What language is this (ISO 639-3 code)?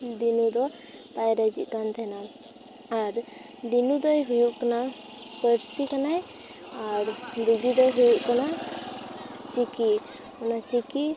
sat